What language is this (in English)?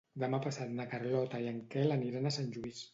Catalan